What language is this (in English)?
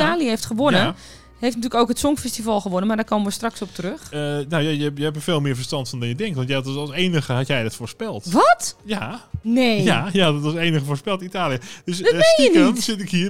Dutch